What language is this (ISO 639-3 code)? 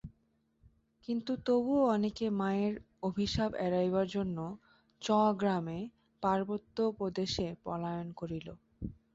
ben